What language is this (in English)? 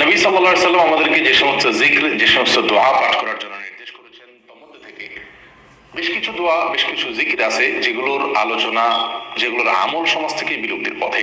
Arabic